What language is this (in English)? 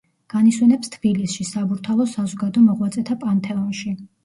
Georgian